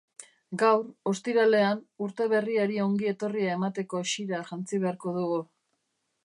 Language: Basque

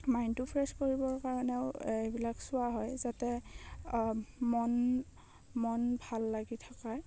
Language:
Assamese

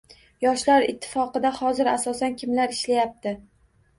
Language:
Uzbek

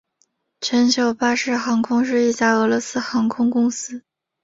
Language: Chinese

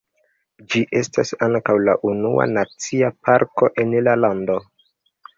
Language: Esperanto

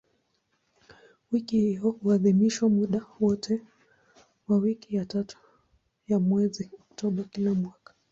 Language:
Swahili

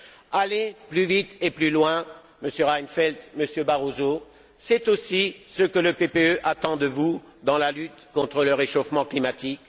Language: French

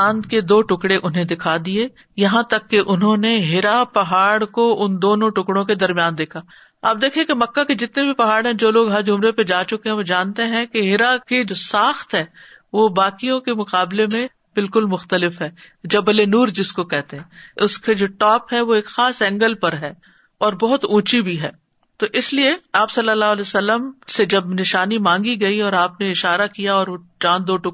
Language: Urdu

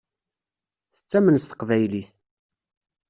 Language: Kabyle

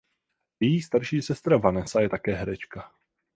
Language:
Czech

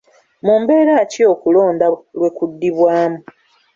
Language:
Ganda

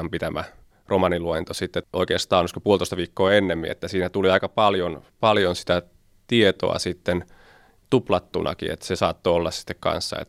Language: Finnish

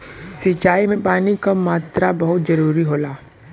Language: Bhojpuri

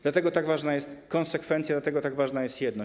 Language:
Polish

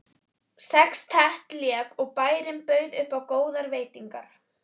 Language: Icelandic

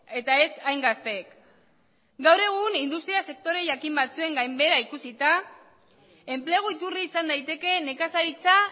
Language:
Basque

